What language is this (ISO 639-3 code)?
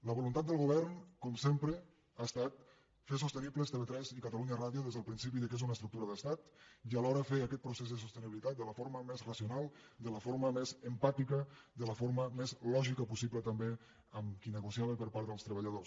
cat